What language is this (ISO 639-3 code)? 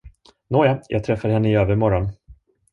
swe